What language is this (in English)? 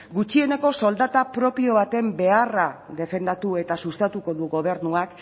Basque